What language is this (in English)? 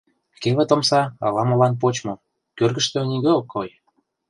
Mari